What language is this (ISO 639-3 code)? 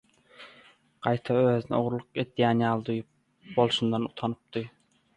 tuk